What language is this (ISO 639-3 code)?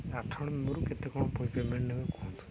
ori